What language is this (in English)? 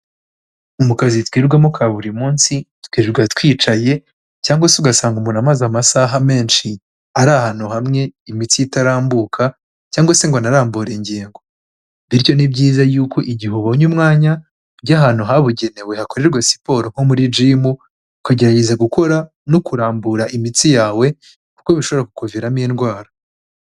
Kinyarwanda